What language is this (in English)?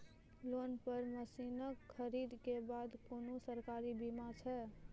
Maithili